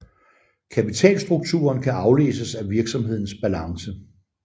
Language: Danish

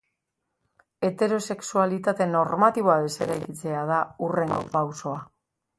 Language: Basque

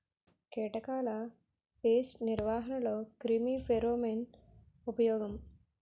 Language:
Telugu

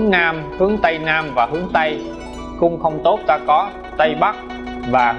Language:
Vietnamese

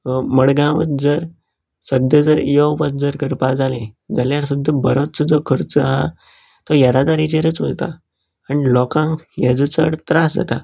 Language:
Konkani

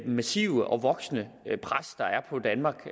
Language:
Danish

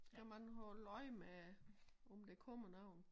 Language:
Danish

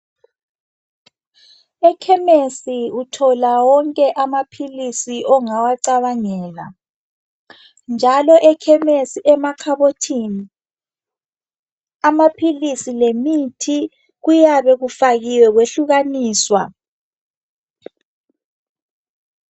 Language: North Ndebele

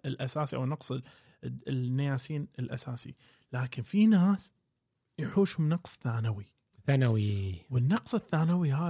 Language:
Arabic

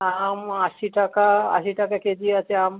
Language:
Bangla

